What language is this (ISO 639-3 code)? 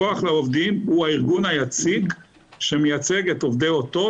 heb